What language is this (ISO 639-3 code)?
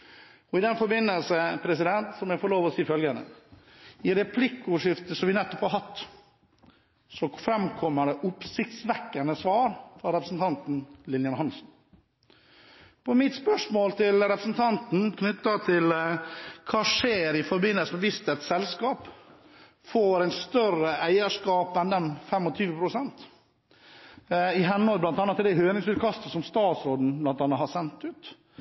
nob